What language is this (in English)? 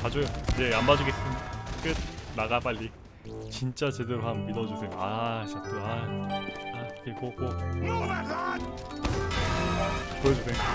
Korean